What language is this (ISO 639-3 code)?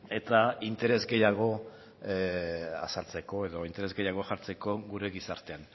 eus